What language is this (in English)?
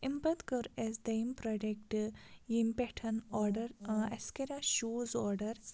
Kashmiri